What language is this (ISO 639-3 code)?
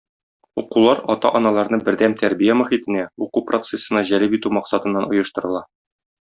tat